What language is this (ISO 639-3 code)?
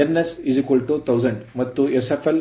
kan